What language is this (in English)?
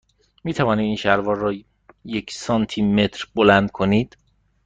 Persian